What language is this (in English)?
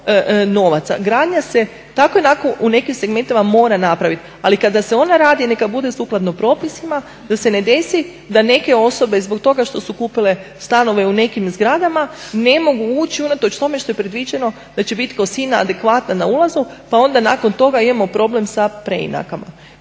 Croatian